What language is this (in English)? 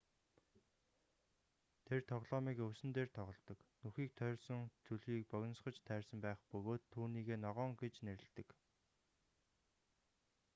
Mongolian